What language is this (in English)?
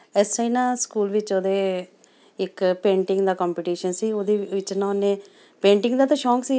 Punjabi